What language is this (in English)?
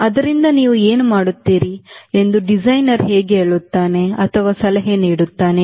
Kannada